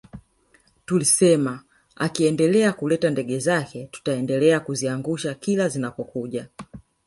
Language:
Swahili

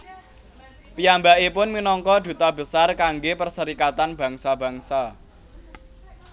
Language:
Javanese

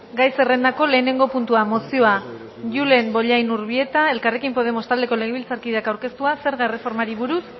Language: Basque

